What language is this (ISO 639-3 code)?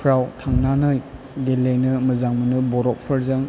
brx